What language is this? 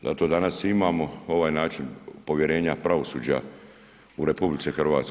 Croatian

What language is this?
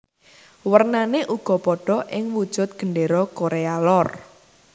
Javanese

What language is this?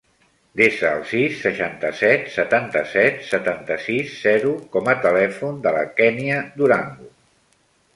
Catalan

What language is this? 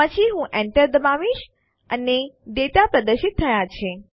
Gujarati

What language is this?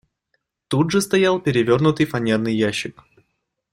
Russian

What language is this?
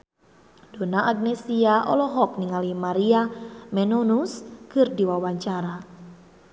Sundanese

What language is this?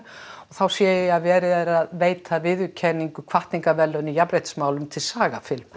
Icelandic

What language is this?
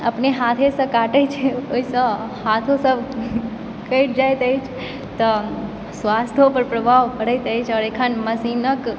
Maithili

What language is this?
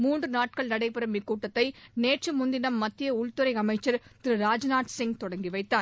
Tamil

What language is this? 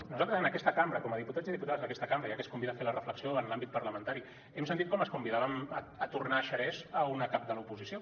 Catalan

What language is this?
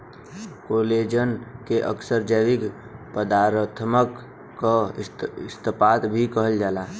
Bhojpuri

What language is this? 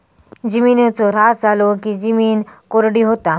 Marathi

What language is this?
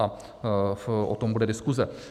Czech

